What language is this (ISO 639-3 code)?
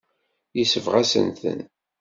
kab